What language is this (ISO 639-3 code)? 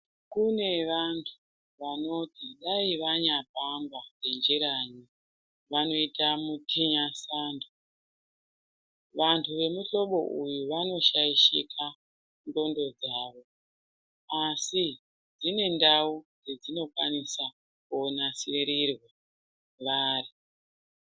ndc